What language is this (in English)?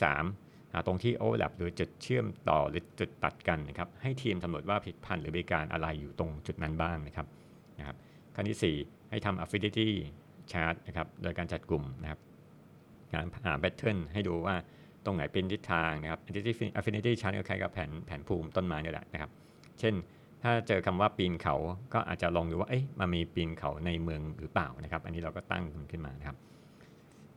Thai